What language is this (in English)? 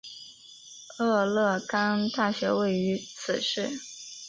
Chinese